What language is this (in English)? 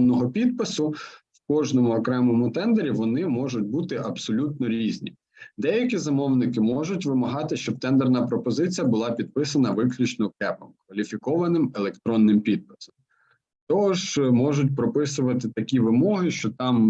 Ukrainian